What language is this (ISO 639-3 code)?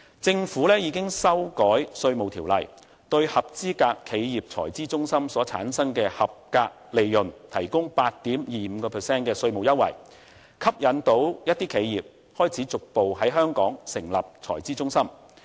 yue